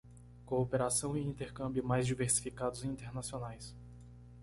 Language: Portuguese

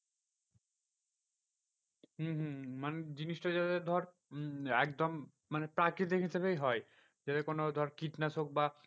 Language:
Bangla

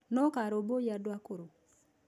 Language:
Kikuyu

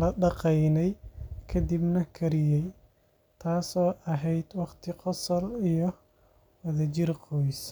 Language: Somali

